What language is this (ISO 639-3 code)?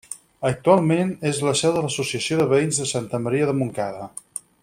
cat